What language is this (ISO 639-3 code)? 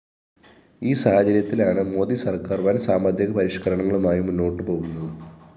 mal